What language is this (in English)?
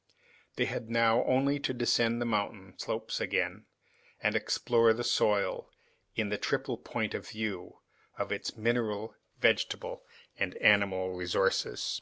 English